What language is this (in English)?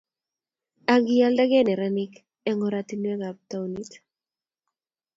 Kalenjin